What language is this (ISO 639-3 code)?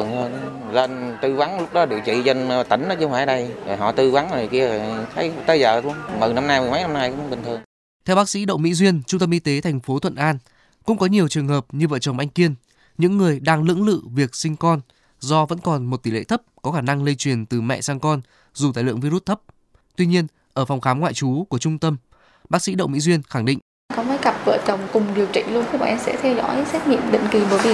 vie